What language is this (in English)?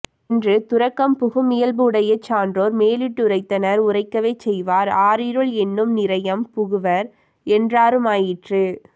Tamil